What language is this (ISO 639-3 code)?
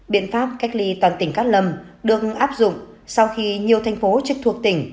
vie